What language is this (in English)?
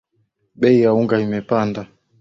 Swahili